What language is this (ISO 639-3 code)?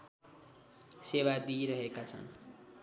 nep